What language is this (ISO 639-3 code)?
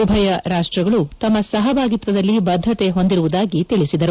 kan